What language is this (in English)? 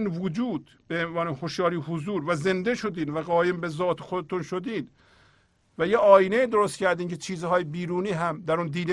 Persian